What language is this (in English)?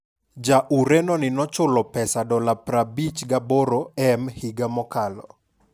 Luo (Kenya and Tanzania)